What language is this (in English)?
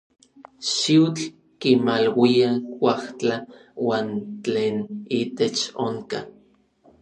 Orizaba Nahuatl